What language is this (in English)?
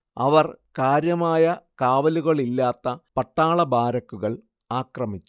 Malayalam